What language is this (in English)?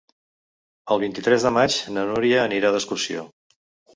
Catalan